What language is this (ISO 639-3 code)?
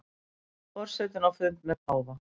isl